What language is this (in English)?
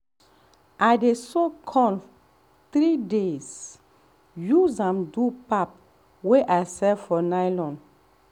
Nigerian Pidgin